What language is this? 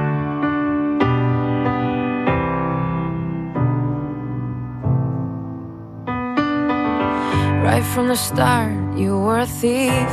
French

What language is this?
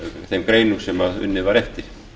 Icelandic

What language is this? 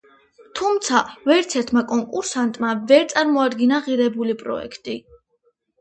Georgian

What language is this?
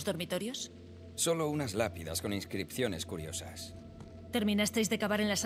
Spanish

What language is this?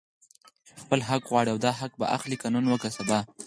Pashto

